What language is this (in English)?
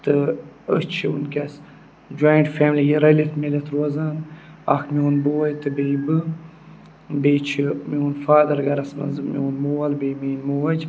Kashmiri